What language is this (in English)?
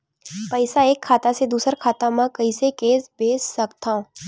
Chhattisgarhi